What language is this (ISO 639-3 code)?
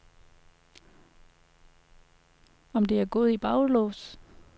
dan